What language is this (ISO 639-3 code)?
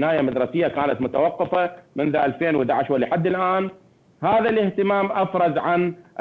ara